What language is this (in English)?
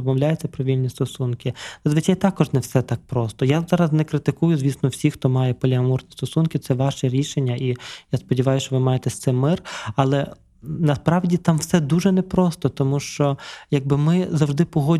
Ukrainian